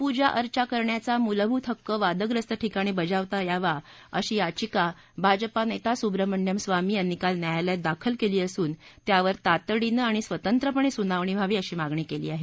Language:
Marathi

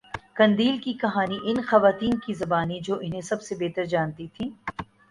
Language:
Urdu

